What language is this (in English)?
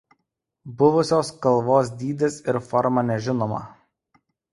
Lithuanian